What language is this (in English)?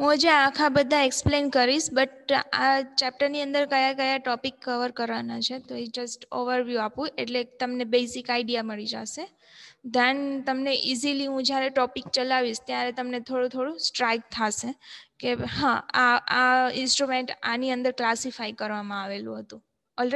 Gujarati